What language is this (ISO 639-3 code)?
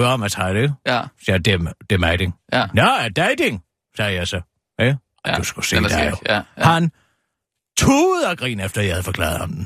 dan